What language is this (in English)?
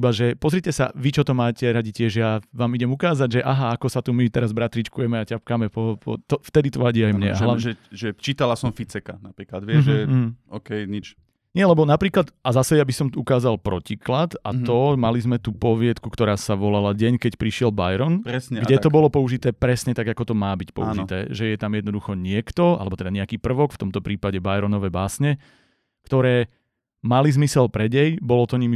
Slovak